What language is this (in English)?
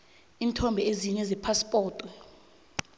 South Ndebele